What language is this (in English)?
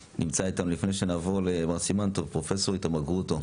Hebrew